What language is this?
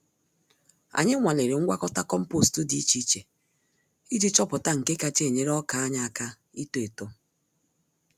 Igbo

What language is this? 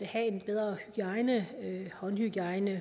Danish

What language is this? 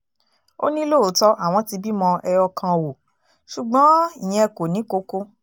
Yoruba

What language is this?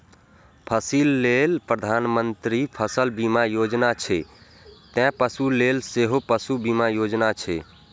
Maithili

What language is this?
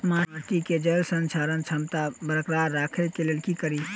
Maithili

